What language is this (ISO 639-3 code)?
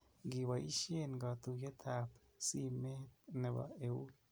kln